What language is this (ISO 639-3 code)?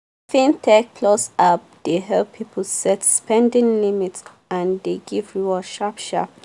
pcm